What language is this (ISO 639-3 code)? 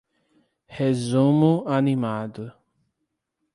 por